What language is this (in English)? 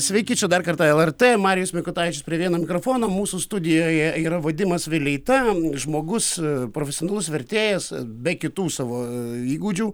Lithuanian